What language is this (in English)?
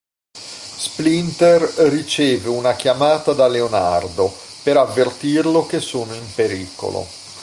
Italian